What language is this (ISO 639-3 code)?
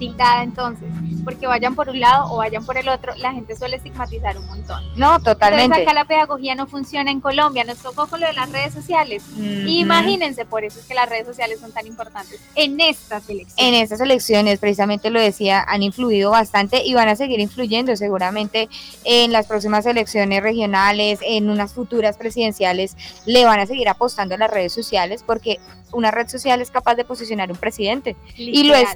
spa